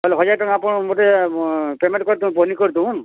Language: Odia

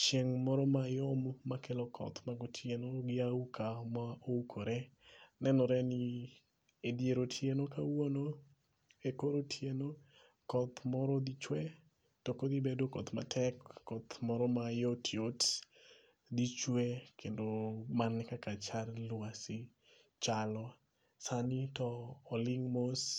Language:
Luo (Kenya and Tanzania)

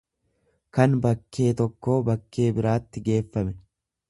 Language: Oromo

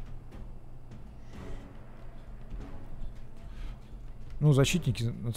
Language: Russian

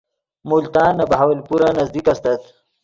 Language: Yidgha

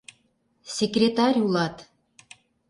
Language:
Mari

